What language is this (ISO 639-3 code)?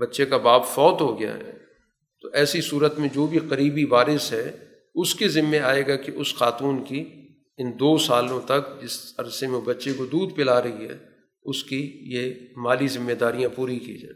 urd